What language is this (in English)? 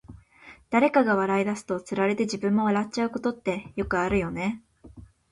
Japanese